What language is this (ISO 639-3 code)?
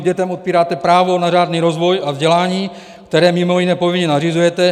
ces